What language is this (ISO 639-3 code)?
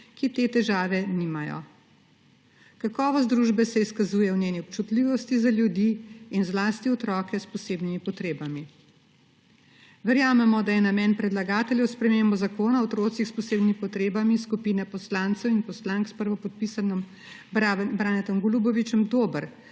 slv